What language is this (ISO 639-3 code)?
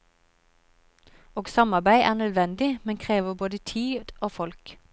nor